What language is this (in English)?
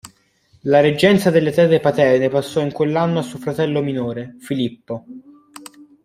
Italian